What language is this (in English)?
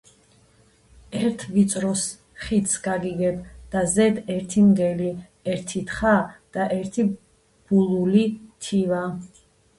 Georgian